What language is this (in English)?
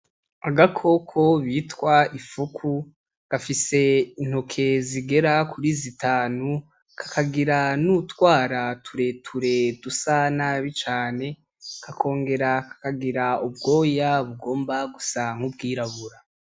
Rundi